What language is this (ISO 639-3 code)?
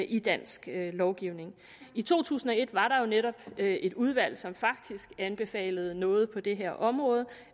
dan